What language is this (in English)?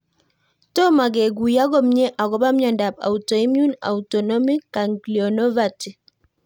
Kalenjin